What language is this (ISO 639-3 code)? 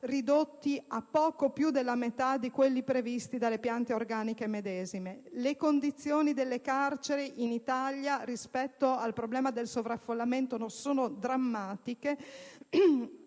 ita